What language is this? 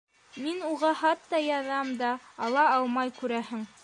Bashkir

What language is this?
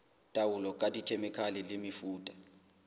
Southern Sotho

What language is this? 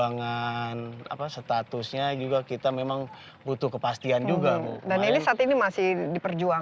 Indonesian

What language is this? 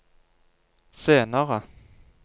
Norwegian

